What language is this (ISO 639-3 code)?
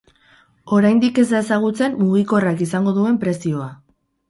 eus